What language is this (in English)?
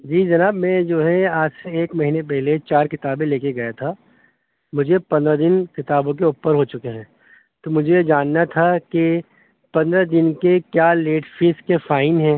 Urdu